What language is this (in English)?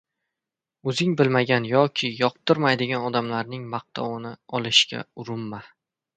Uzbek